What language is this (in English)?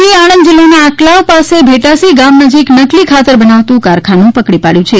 Gujarati